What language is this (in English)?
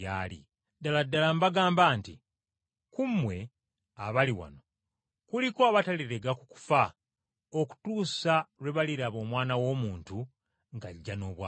Ganda